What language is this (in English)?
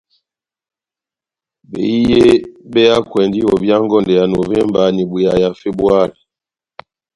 Batanga